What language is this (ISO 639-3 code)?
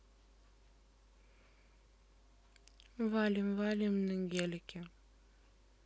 rus